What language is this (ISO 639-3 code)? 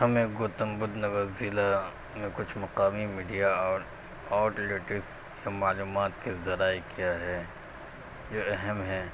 urd